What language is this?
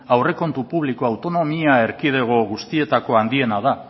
Basque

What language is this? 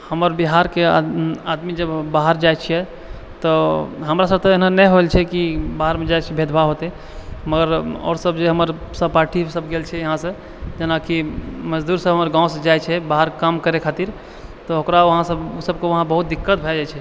Maithili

